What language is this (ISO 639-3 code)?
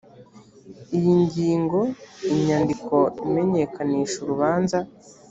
kin